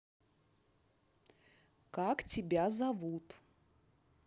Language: Russian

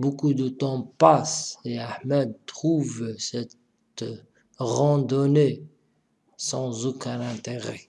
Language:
French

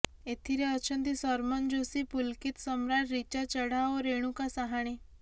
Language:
Odia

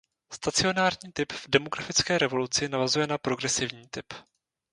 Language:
Czech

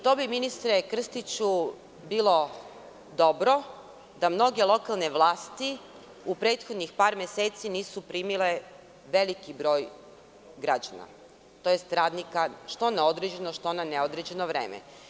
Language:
Serbian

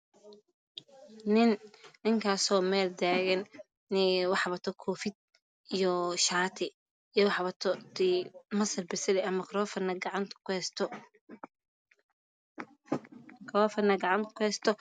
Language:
Somali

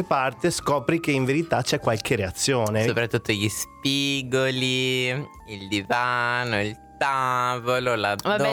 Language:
Italian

